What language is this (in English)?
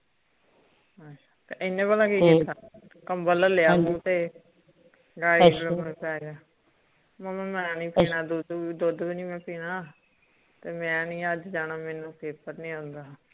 Punjabi